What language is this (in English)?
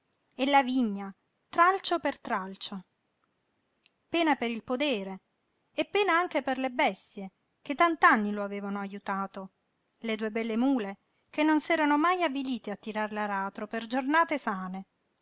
Italian